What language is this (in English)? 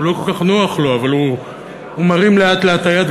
Hebrew